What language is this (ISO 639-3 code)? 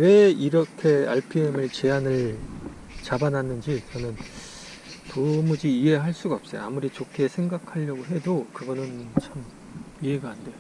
kor